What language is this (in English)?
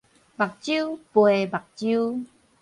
Min Nan Chinese